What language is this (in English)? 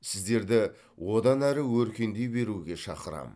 Kazakh